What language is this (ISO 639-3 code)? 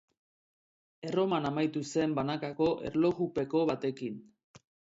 eus